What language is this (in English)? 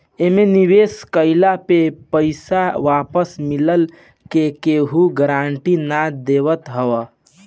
Bhojpuri